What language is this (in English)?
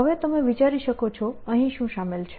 Gujarati